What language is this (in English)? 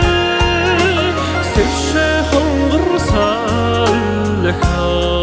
Turkish